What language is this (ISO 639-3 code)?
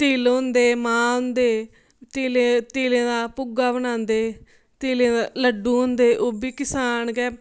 doi